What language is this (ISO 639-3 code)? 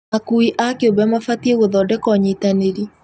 kik